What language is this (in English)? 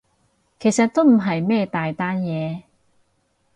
Cantonese